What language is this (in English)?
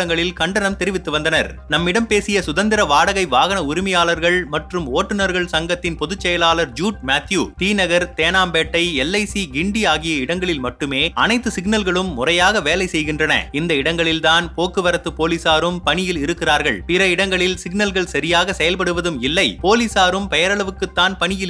Tamil